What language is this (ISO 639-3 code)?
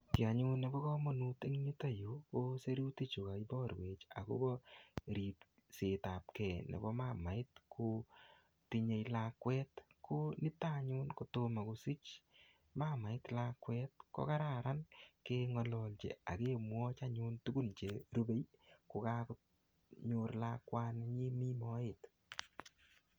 kln